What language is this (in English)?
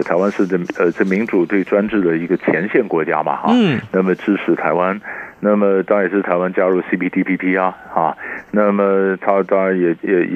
Chinese